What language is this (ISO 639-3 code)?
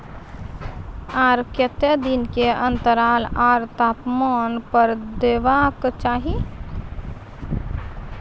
mai